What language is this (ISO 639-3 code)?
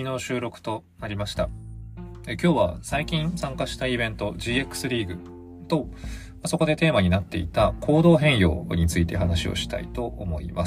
jpn